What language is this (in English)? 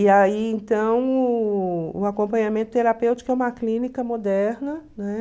Portuguese